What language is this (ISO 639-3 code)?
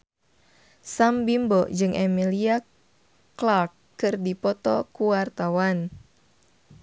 sun